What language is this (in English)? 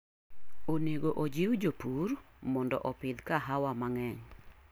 Luo (Kenya and Tanzania)